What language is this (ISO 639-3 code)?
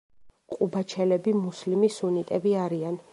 kat